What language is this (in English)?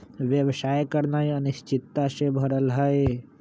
Magahi